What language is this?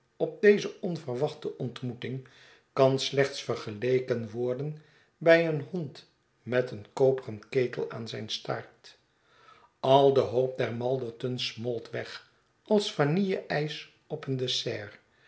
Dutch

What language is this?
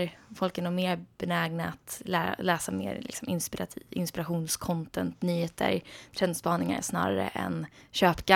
Swedish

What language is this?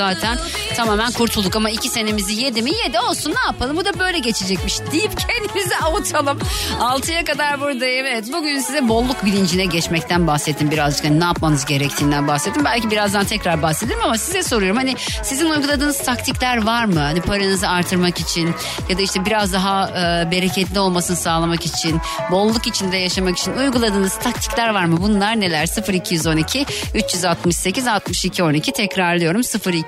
Turkish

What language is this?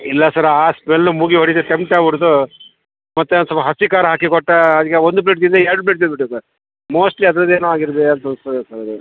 Kannada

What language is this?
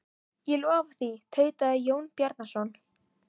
Icelandic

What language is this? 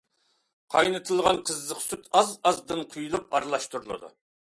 Uyghur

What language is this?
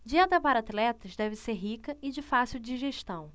Portuguese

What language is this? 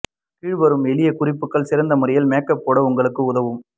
Tamil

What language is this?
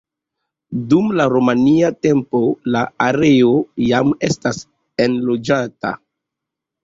Esperanto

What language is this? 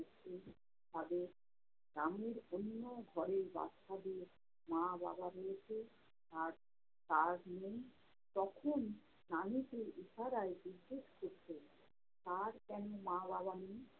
Bangla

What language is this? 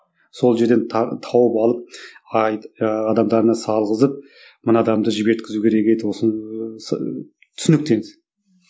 Kazakh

